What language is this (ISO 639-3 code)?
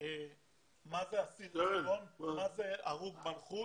heb